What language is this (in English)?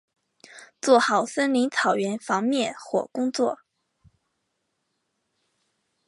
Chinese